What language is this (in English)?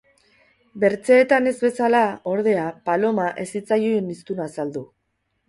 Basque